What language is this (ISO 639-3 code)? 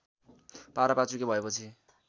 nep